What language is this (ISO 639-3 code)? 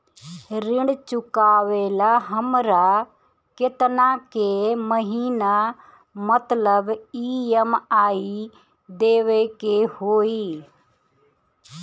bho